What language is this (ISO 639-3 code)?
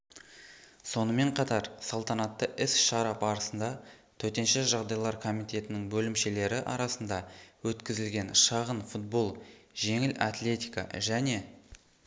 kaz